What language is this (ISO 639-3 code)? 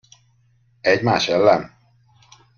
hun